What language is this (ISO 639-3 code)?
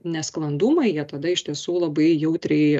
lit